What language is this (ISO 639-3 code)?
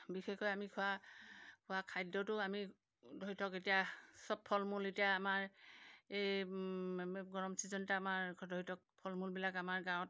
asm